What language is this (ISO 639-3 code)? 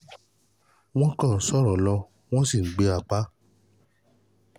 yor